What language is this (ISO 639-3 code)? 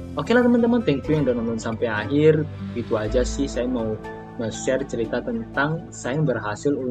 ind